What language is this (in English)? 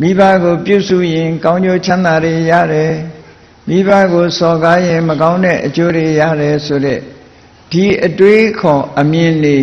Vietnamese